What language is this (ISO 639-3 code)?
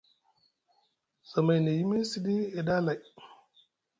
mug